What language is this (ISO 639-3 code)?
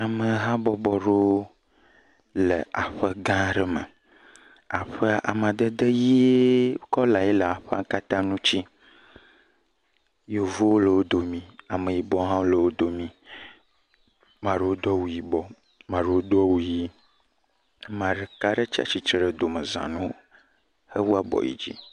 ewe